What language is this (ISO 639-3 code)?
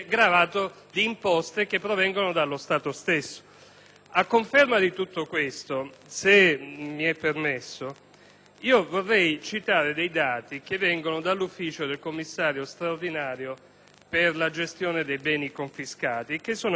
ita